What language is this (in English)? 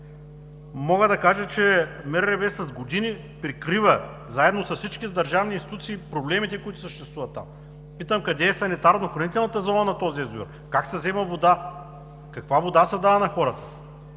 Bulgarian